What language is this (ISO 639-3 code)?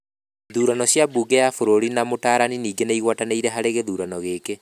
kik